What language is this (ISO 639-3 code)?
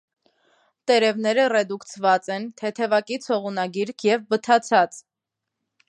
hye